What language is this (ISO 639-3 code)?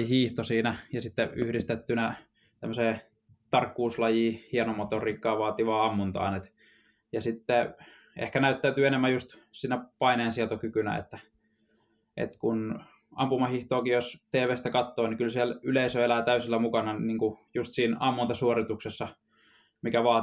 fin